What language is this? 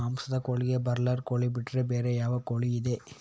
Kannada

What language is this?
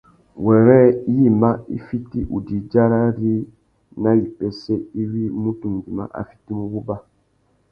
Tuki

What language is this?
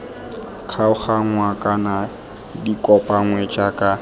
Tswana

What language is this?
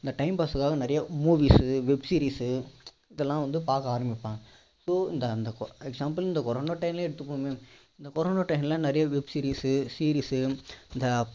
Tamil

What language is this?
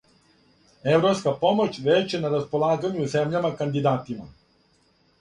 Serbian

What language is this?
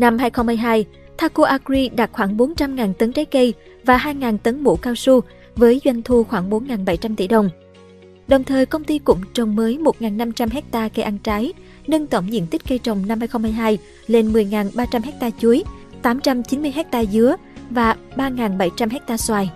Vietnamese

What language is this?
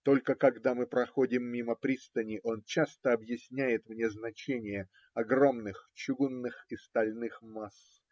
Russian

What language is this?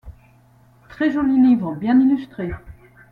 French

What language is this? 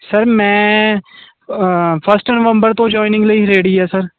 Punjabi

